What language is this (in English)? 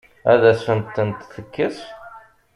Kabyle